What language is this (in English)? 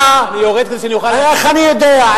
Hebrew